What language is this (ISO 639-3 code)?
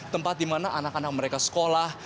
ind